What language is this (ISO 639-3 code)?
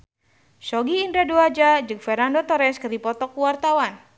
sun